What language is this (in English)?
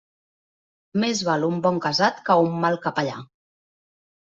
Catalan